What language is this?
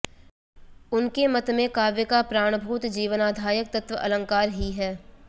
Sanskrit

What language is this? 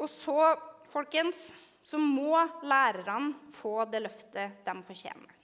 Norwegian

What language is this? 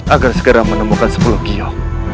Indonesian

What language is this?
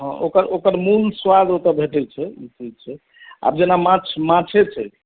Maithili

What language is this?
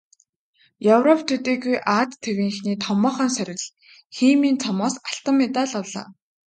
Mongolian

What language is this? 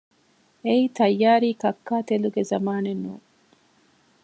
Divehi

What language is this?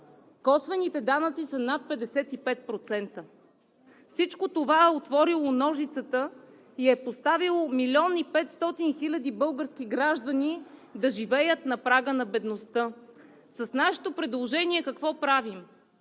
Bulgarian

